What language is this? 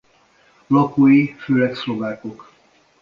Hungarian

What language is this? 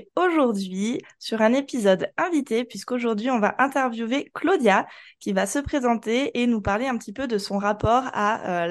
French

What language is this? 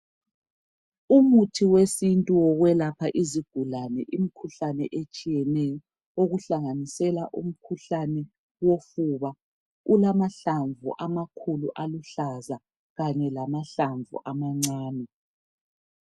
North Ndebele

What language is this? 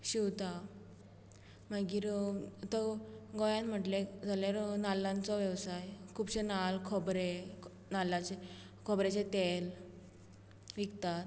Konkani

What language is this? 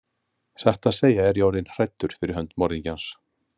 Icelandic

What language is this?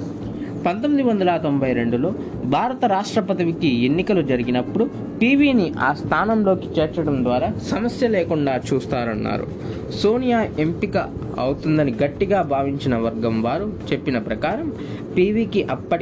Telugu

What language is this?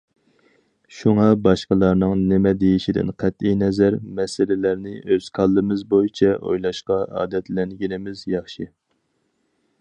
Uyghur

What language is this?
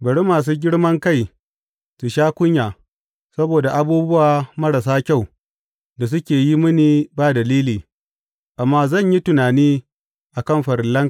Hausa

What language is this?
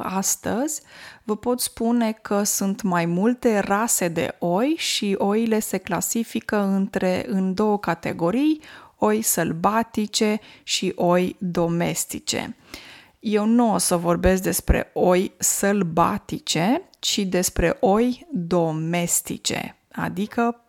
Romanian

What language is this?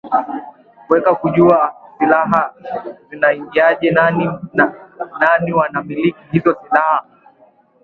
Swahili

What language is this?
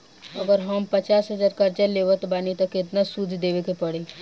Bhojpuri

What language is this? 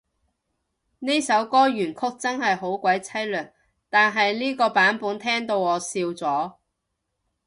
Cantonese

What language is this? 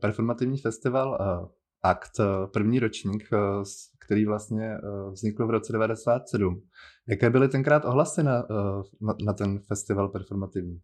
Czech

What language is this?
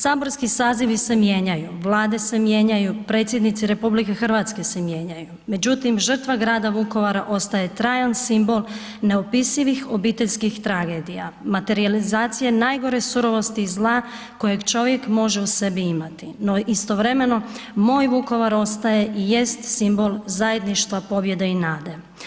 Croatian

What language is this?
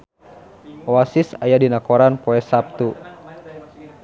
Sundanese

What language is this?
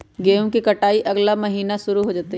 Magahi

